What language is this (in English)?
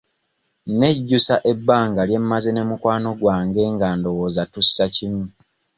Ganda